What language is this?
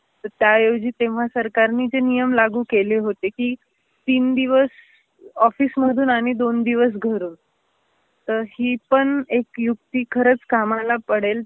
Marathi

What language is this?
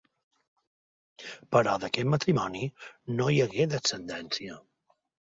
Catalan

